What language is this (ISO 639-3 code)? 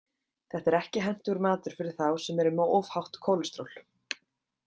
isl